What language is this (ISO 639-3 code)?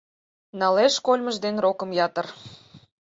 chm